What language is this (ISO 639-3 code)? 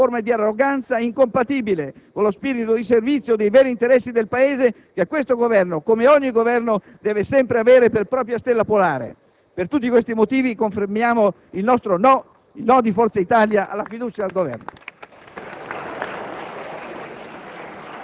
ita